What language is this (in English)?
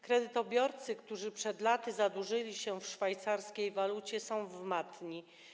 Polish